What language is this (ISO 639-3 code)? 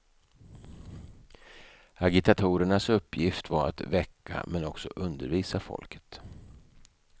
swe